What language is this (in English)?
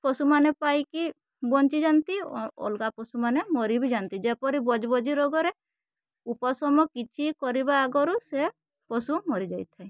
Odia